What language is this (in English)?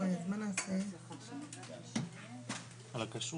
Hebrew